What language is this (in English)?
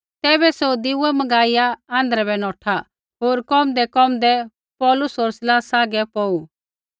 Kullu Pahari